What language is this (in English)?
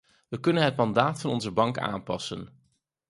Dutch